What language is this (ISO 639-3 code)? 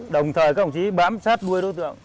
vie